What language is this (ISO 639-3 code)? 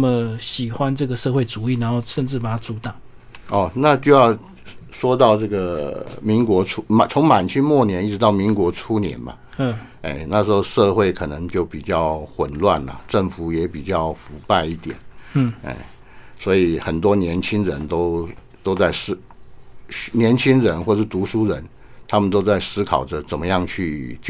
zho